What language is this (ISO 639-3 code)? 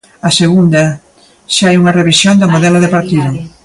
glg